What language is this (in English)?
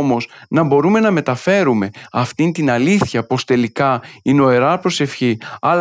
Greek